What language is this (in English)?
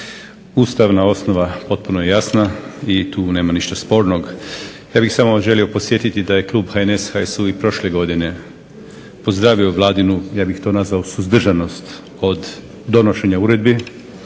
Croatian